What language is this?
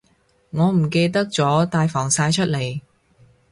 Cantonese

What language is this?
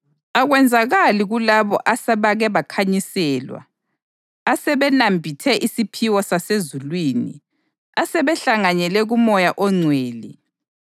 North Ndebele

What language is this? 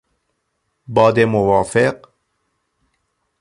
Persian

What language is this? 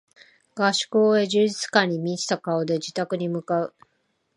Japanese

